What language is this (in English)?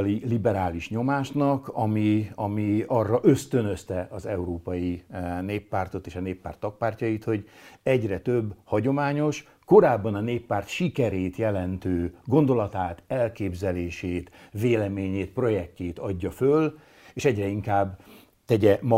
Hungarian